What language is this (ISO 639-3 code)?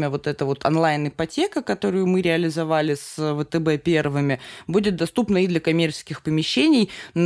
rus